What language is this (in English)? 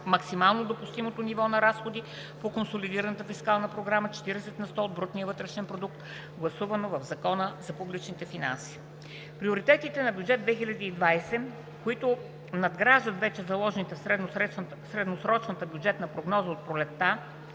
Bulgarian